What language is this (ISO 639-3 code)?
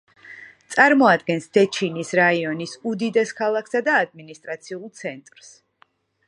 kat